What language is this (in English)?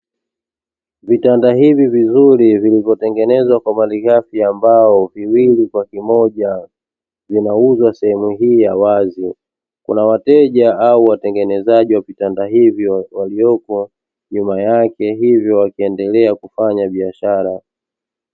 Swahili